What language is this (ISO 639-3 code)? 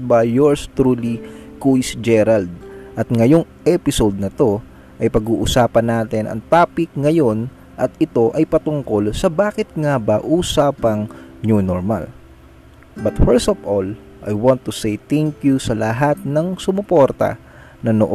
fil